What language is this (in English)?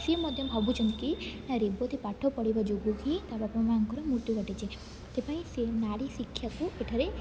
Odia